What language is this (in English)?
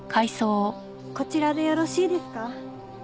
Japanese